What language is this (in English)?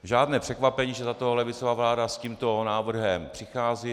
Czech